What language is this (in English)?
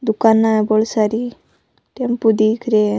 Rajasthani